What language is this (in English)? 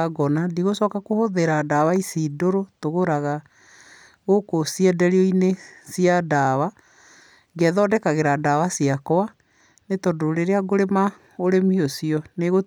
Kikuyu